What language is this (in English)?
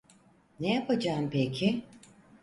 Turkish